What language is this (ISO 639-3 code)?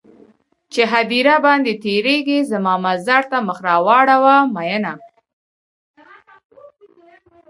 pus